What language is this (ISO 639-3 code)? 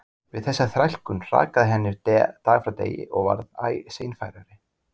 isl